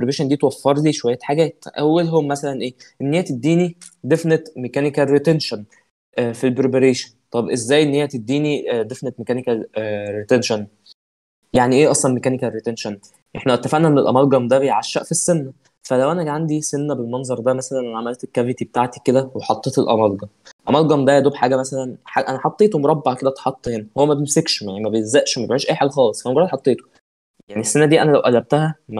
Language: Arabic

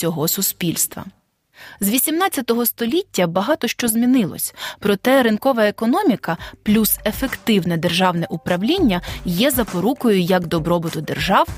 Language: Ukrainian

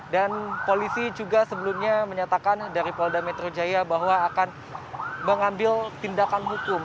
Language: Indonesian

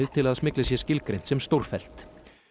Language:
Icelandic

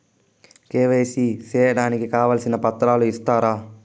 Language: Telugu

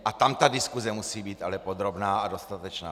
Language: Czech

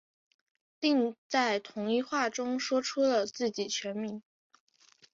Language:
Chinese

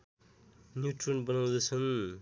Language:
Nepali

